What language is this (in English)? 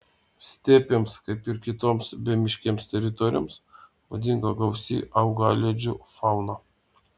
Lithuanian